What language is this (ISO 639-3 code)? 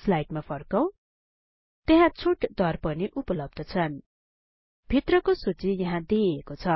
nep